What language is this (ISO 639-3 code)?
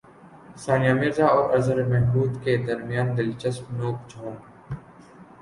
urd